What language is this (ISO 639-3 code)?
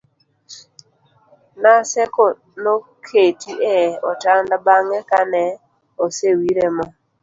luo